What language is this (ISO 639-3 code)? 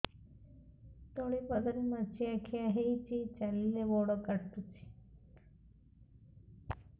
ori